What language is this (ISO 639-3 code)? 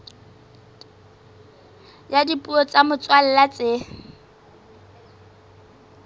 sot